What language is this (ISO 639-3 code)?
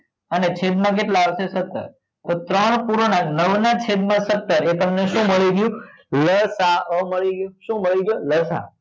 guj